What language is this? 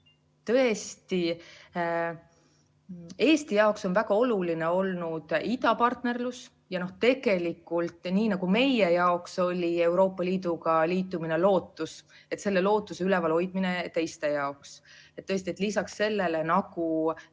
Estonian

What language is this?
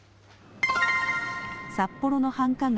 Japanese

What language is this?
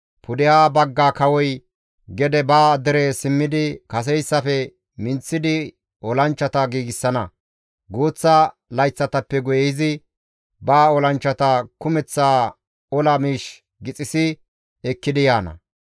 Gamo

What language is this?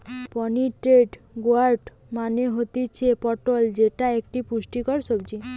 Bangla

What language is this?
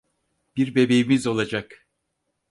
Turkish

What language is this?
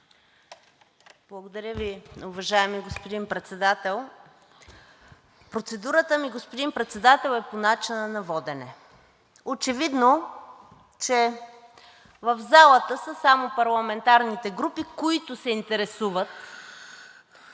Bulgarian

